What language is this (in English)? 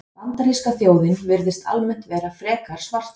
Icelandic